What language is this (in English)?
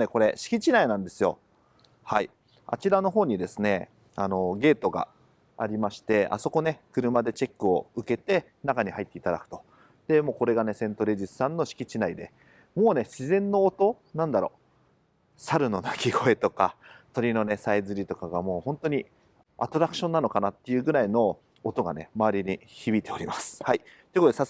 Japanese